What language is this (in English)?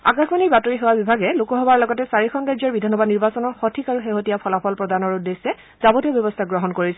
Assamese